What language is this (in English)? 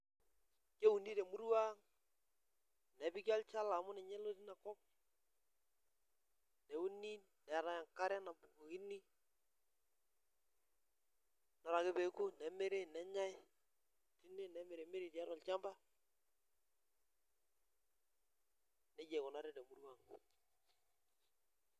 Masai